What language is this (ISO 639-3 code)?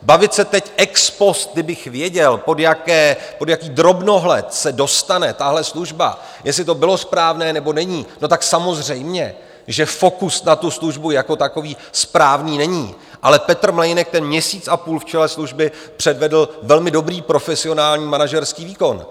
ces